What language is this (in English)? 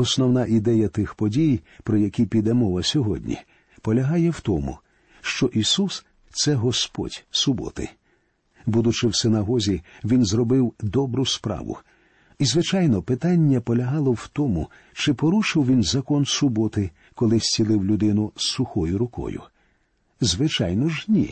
Ukrainian